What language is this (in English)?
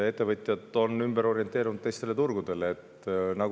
Estonian